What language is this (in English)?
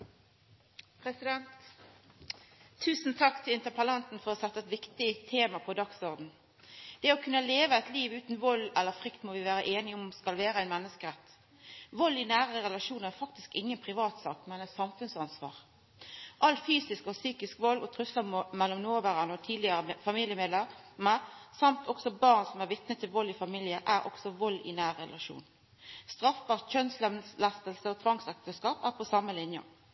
Norwegian Nynorsk